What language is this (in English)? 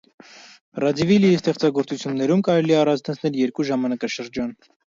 Armenian